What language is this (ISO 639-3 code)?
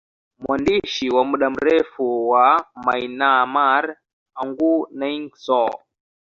swa